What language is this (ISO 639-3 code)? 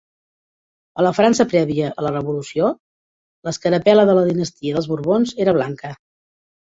cat